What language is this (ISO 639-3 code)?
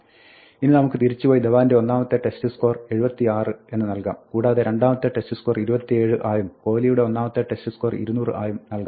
mal